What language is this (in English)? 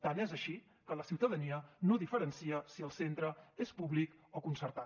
Catalan